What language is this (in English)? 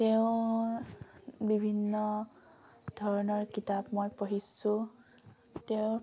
Assamese